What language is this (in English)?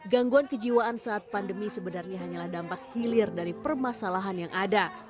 Indonesian